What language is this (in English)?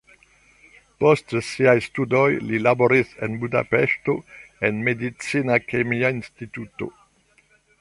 Esperanto